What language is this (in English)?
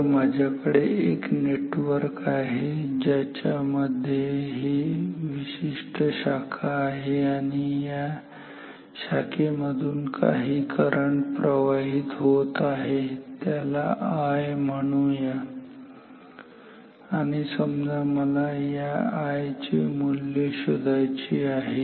Marathi